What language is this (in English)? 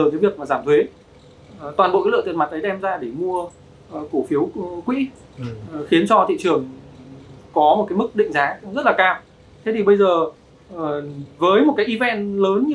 Vietnamese